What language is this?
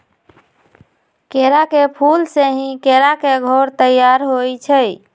Magahi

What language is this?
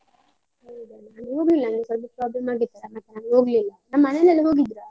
Kannada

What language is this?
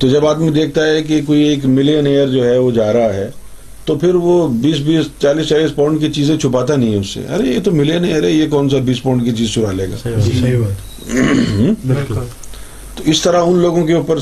Urdu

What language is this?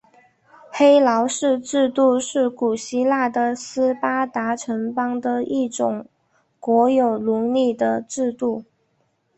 Chinese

